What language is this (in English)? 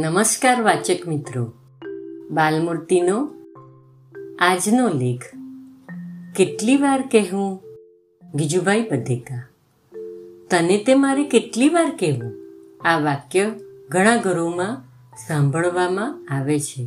Gujarati